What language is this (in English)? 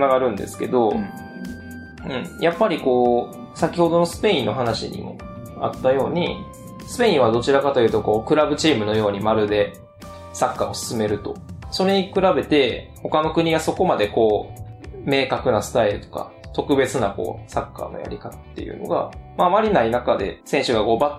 Japanese